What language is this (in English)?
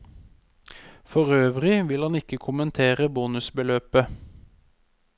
Norwegian